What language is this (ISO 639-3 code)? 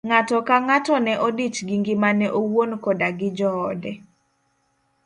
luo